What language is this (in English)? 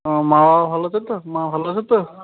Bangla